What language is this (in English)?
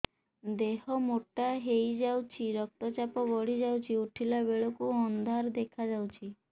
Odia